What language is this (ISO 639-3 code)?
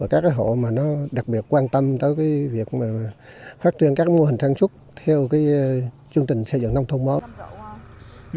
vie